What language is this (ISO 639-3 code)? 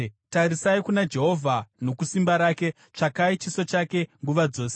sna